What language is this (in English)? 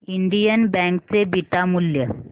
Marathi